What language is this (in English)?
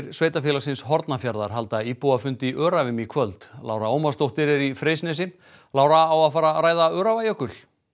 Icelandic